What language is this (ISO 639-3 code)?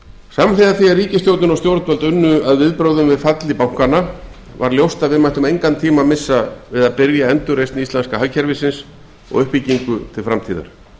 isl